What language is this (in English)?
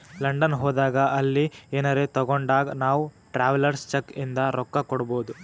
Kannada